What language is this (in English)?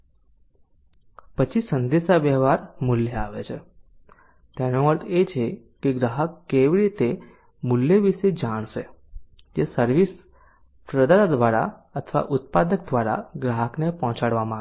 Gujarati